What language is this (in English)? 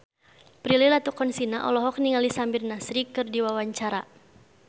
Sundanese